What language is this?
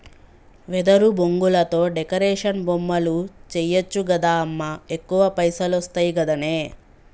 Telugu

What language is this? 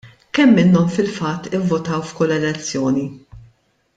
Maltese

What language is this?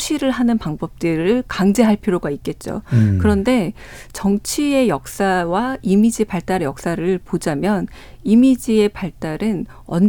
Korean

